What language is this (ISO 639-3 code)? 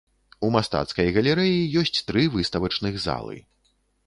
bel